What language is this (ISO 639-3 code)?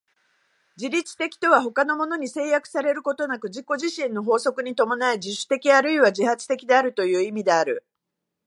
jpn